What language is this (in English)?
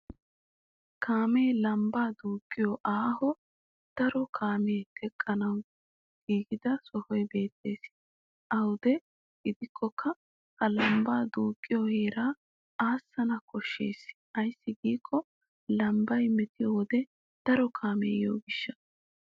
Wolaytta